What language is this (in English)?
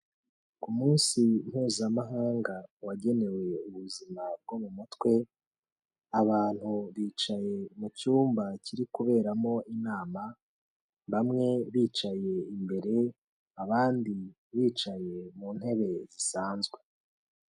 Kinyarwanda